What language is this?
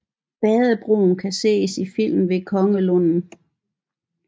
Danish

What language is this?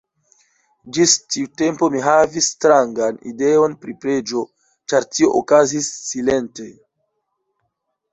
Esperanto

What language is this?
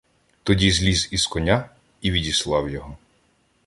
Ukrainian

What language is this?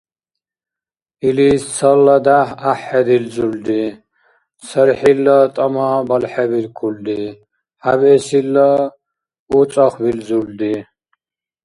Dargwa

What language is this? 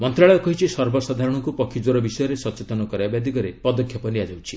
Odia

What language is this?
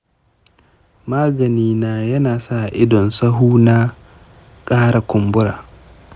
Hausa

